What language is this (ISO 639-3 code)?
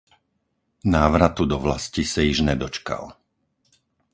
ces